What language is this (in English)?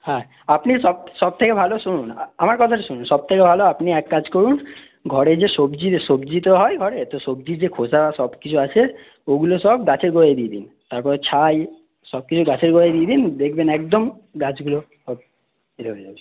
Bangla